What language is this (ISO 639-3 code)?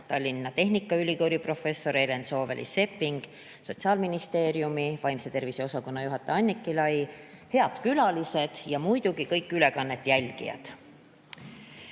est